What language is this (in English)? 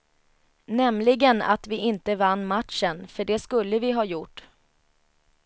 Swedish